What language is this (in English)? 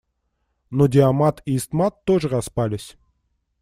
Russian